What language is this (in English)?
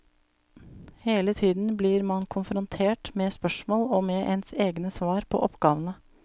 Norwegian